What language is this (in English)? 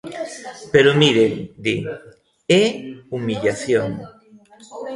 Galician